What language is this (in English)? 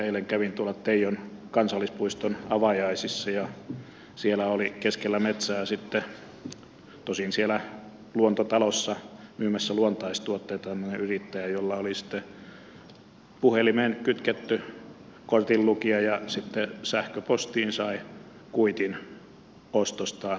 Finnish